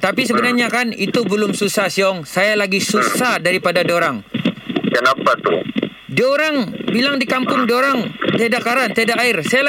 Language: Malay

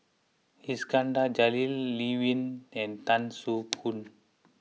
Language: English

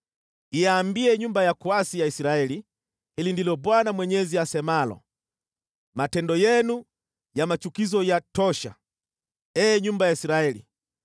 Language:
Swahili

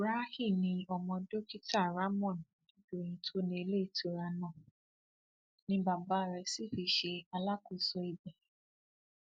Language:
Yoruba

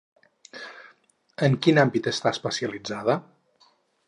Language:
Catalan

